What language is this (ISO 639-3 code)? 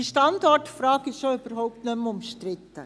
gsw